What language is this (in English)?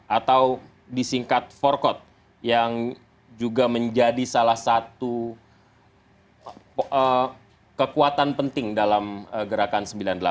Indonesian